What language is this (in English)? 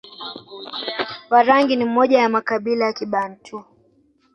Swahili